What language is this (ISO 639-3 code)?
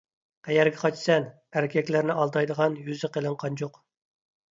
uig